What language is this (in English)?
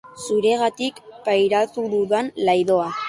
Basque